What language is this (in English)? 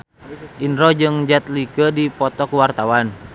Sundanese